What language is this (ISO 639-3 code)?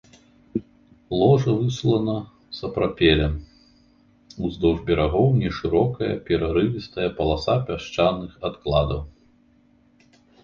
bel